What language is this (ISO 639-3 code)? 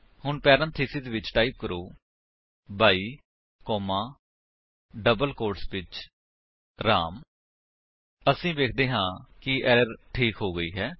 pan